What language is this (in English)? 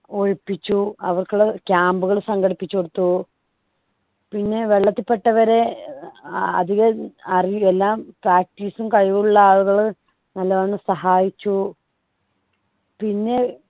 Malayalam